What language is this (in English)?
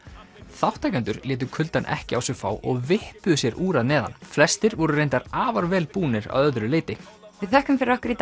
Icelandic